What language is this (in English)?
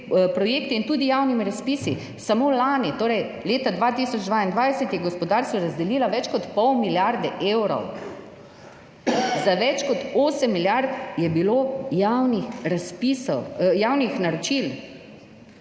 Slovenian